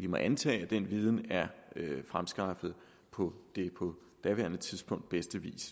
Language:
Danish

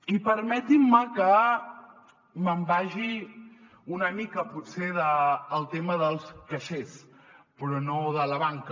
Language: Catalan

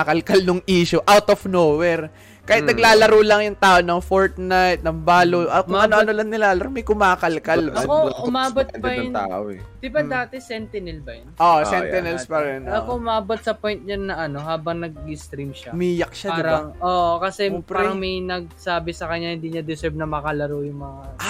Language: Filipino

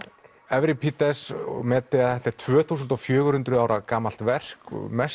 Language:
Icelandic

